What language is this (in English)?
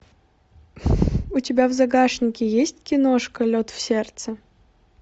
Russian